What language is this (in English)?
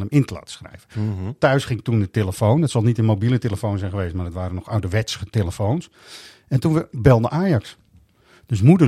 Dutch